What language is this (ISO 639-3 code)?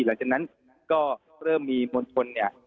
tha